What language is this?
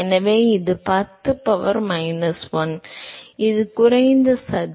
Tamil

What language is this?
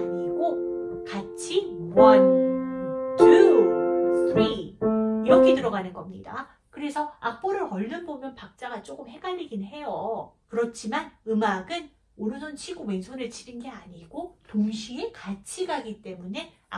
Korean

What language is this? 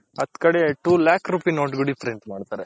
Kannada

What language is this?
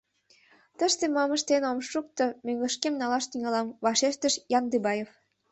Mari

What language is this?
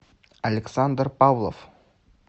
Russian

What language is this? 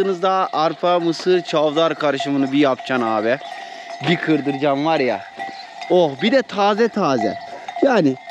Turkish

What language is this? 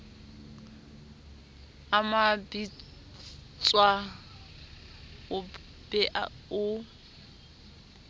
Southern Sotho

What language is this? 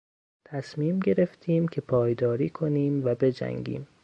Persian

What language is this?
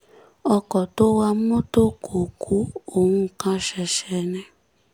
Yoruba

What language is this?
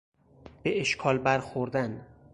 Persian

